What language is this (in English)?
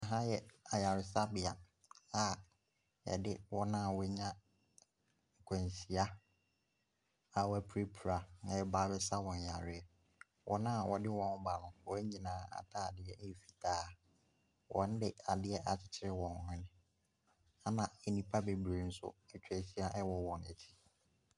Akan